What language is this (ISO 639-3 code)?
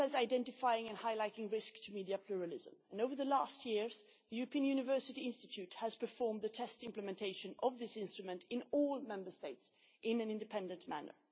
eng